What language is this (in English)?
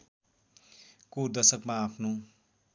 Nepali